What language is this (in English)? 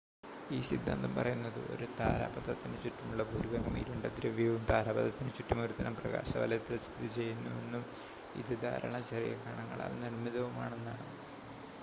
Malayalam